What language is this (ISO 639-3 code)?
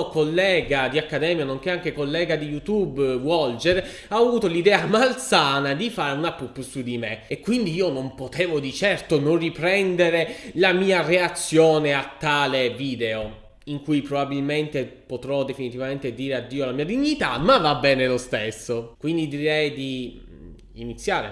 ita